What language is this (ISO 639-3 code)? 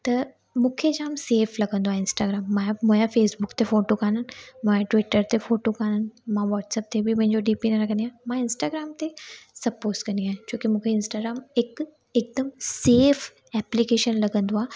snd